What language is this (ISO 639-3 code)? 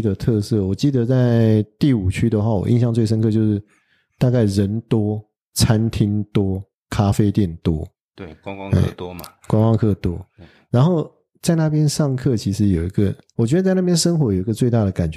zho